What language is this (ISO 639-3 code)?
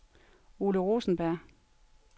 dan